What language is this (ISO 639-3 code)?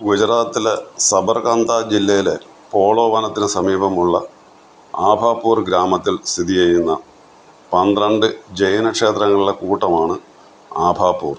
mal